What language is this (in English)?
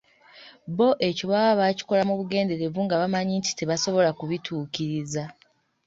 Ganda